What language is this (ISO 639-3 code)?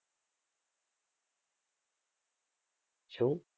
guj